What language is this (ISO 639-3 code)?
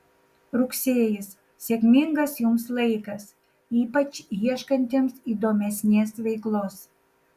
lit